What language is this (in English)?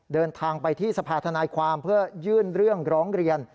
Thai